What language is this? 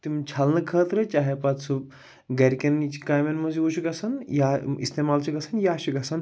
Kashmiri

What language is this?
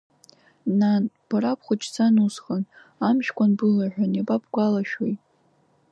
Abkhazian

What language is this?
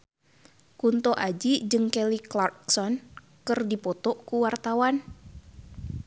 Sundanese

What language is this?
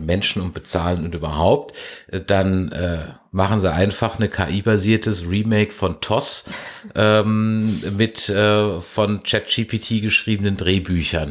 German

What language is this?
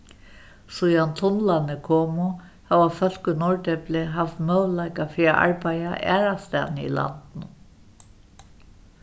Faroese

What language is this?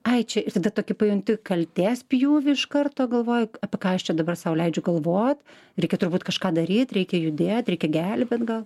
Lithuanian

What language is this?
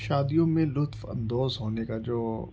Urdu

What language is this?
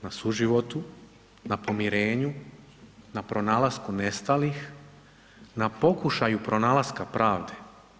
Croatian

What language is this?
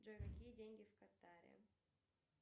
Russian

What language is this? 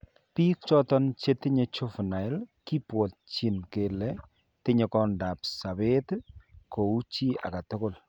Kalenjin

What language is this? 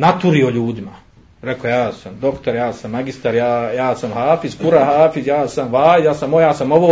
Croatian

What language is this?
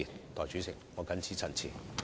Cantonese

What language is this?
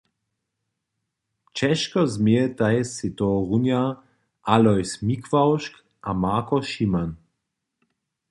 Upper Sorbian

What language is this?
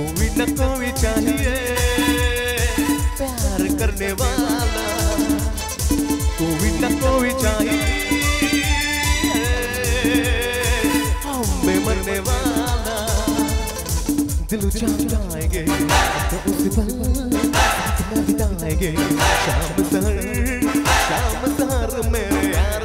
Thai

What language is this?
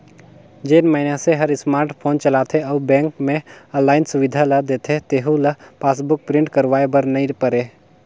Chhattisgarhi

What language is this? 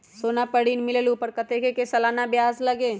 Magahi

